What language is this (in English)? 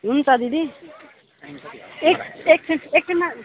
Nepali